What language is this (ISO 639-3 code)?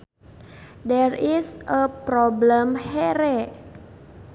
sun